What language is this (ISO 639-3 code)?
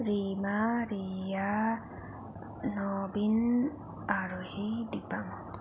nep